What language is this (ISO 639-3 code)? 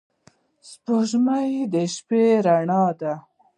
pus